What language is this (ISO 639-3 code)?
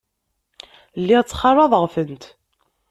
kab